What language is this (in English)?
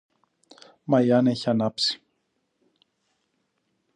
Greek